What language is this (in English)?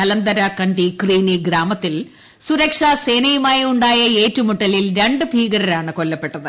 Malayalam